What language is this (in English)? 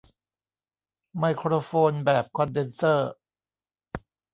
Thai